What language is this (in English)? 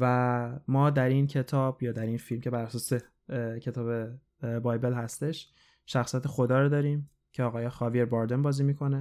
Persian